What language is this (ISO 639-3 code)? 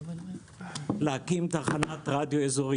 heb